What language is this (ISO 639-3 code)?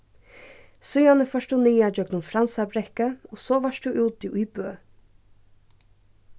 fao